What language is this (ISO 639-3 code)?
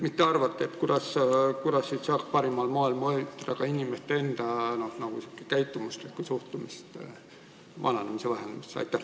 est